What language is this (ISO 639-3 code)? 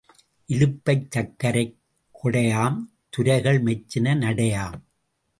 tam